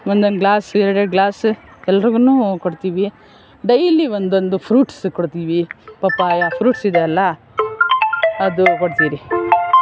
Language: Kannada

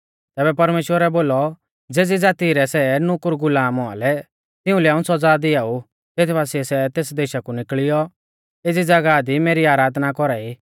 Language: Mahasu Pahari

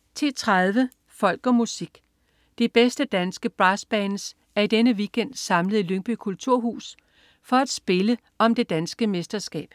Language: Danish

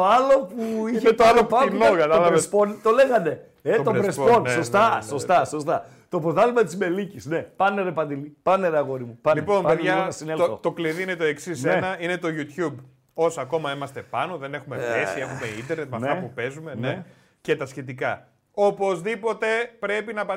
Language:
Greek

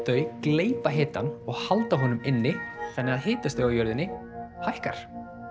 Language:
Icelandic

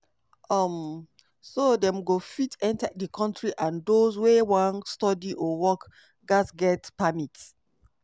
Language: Nigerian Pidgin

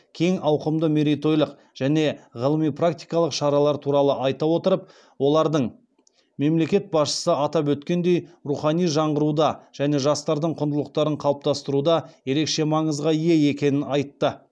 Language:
Kazakh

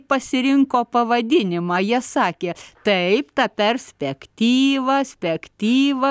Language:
Lithuanian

